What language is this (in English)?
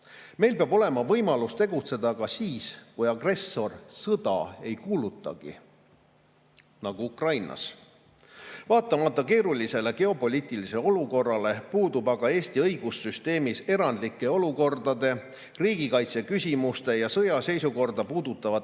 Estonian